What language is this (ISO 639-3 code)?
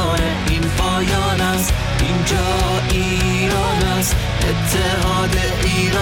fas